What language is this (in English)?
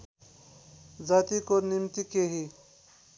Nepali